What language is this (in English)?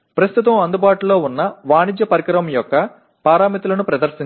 Telugu